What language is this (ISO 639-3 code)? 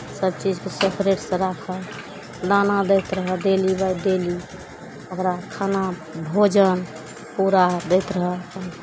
mai